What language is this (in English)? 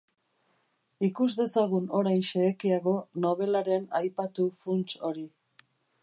Basque